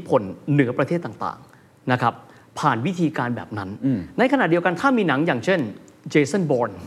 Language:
Thai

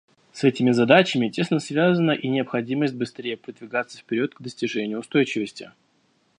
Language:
Russian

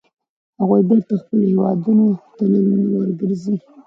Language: Pashto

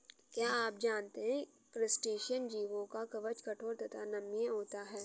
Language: Hindi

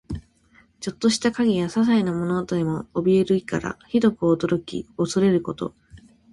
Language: Japanese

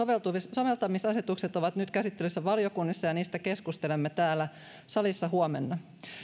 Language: Finnish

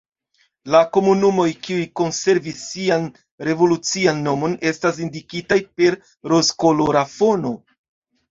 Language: Esperanto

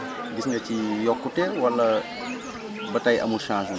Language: Wolof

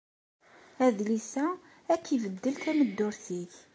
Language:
Kabyle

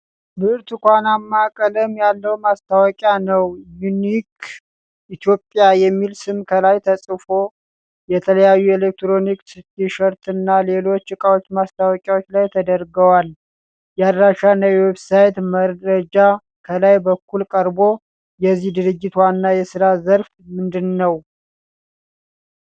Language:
Amharic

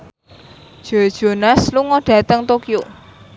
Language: Javanese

